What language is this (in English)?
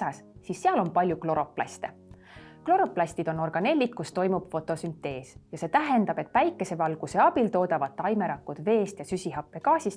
Estonian